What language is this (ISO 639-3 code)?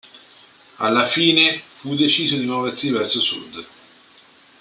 ita